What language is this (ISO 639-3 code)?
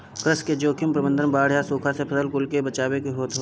bho